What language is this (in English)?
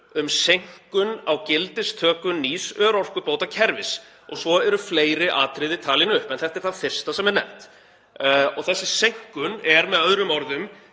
Icelandic